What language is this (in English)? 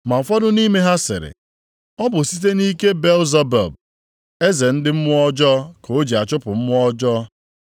Igbo